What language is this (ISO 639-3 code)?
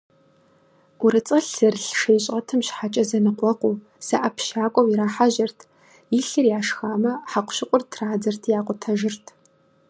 kbd